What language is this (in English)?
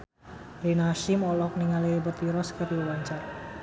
Sundanese